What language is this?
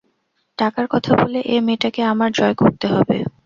Bangla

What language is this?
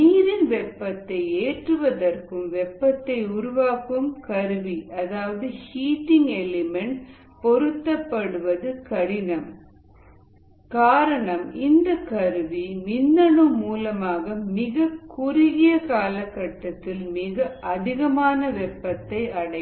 Tamil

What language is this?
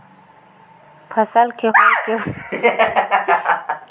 Chhattisgarhi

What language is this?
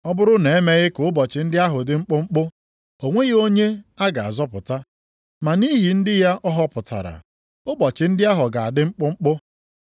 Igbo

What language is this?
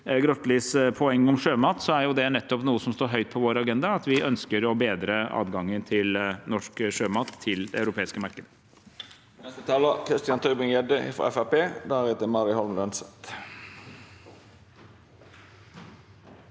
Norwegian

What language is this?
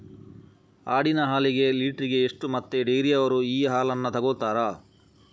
Kannada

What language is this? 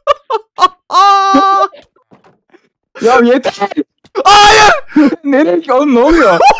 Turkish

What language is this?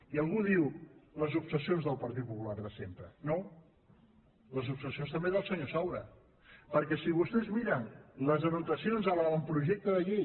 Catalan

